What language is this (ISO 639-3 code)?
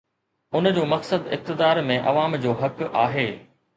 snd